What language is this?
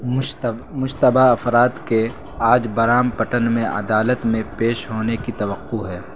Urdu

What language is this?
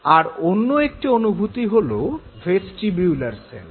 Bangla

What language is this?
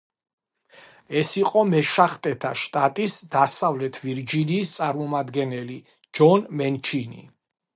Georgian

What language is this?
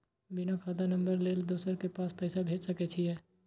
Maithili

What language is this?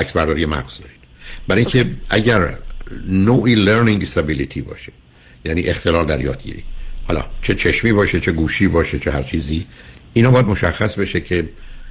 Persian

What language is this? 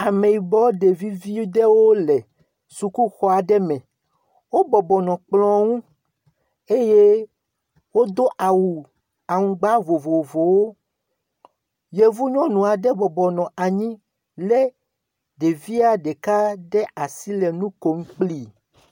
Ewe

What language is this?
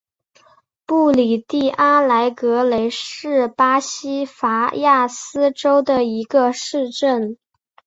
Chinese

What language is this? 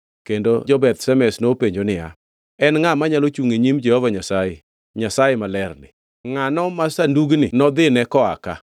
Luo (Kenya and Tanzania)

